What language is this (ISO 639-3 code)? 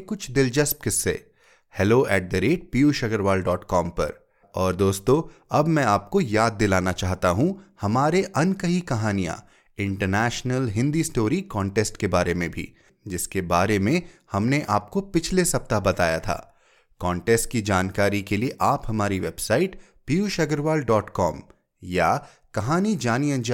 hin